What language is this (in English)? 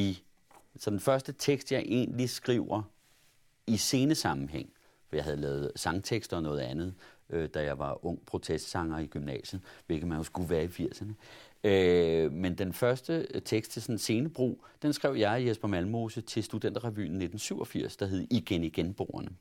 Danish